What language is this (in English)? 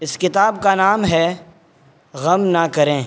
Urdu